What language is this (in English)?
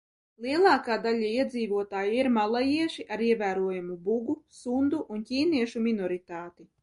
Latvian